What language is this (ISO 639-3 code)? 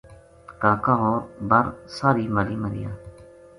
gju